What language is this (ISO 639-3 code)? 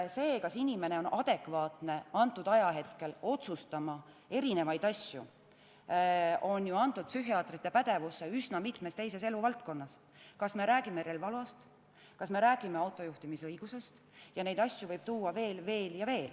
est